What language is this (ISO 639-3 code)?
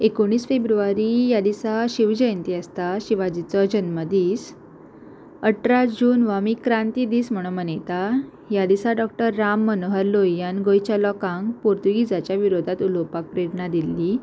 kok